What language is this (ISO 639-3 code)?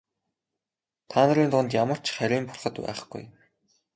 mon